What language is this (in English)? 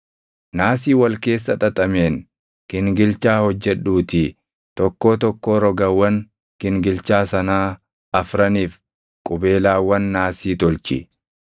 Oromo